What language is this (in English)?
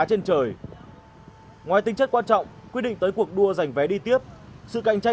Vietnamese